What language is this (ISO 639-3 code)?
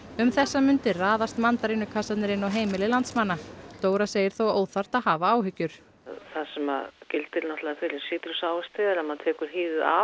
isl